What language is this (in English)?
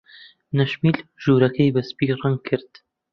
Central Kurdish